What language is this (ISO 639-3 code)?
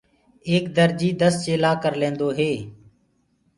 ggg